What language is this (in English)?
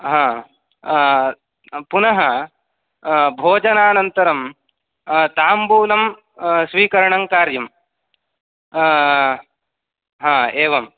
Sanskrit